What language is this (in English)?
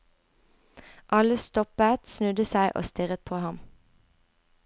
Norwegian